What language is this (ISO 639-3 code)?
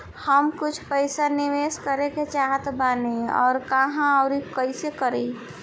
bho